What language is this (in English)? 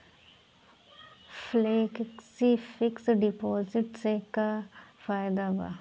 Bhojpuri